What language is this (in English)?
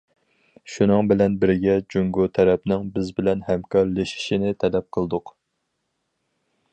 Uyghur